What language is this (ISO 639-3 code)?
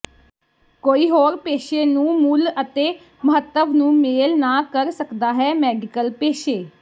pan